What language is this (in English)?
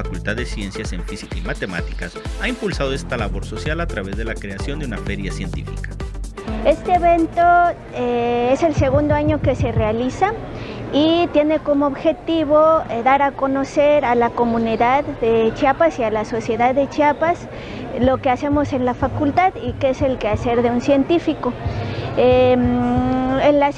Spanish